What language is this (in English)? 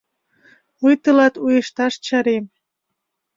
Mari